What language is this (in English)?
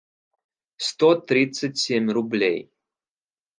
Russian